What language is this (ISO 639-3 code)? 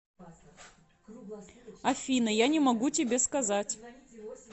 rus